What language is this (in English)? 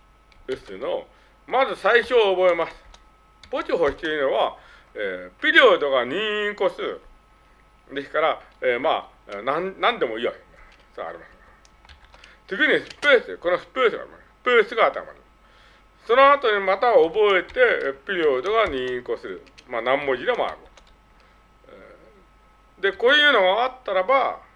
Japanese